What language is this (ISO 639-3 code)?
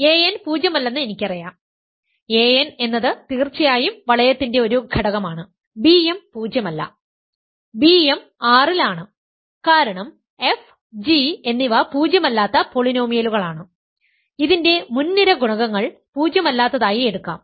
mal